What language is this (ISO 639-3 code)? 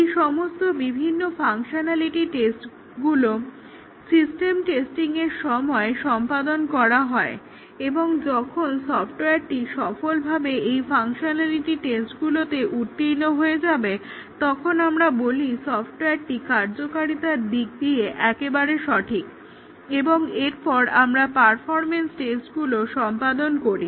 ben